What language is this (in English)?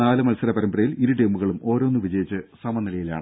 Malayalam